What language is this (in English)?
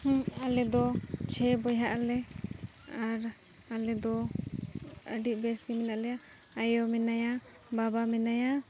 Santali